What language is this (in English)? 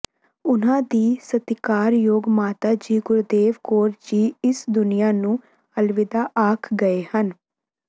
Punjabi